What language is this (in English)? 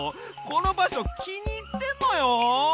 Japanese